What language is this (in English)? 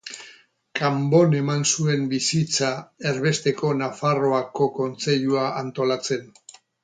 Basque